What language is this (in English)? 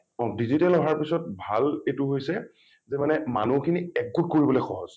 Assamese